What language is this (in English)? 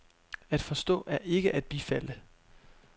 Danish